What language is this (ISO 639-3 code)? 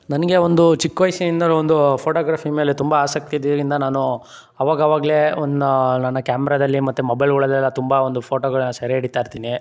kan